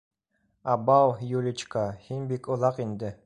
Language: Bashkir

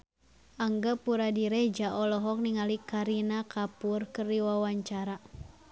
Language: Sundanese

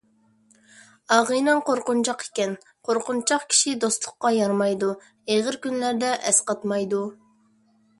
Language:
Uyghur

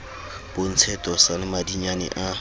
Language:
Southern Sotho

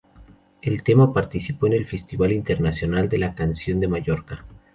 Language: Spanish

